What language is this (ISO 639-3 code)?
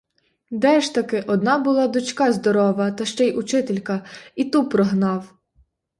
ukr